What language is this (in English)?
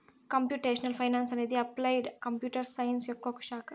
Telugu